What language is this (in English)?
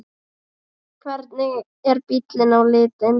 Icelandic